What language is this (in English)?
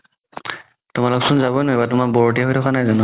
Assamese